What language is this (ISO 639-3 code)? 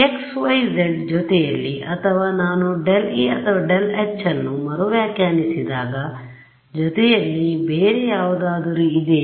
kan